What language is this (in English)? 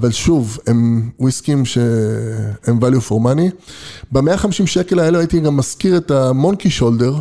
Hebrew